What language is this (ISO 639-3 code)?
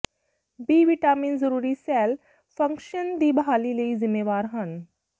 pan